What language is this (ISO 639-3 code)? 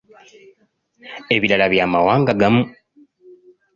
lug